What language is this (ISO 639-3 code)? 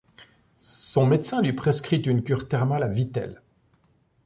fra